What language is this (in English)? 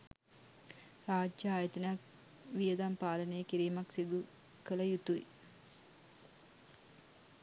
Sinhala